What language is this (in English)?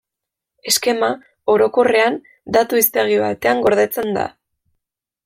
Basque